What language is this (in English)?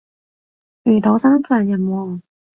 Cantonese